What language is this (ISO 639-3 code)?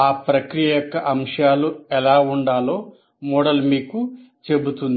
tel